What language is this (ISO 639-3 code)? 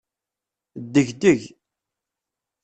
kab